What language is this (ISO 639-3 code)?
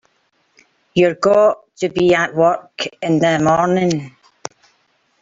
eng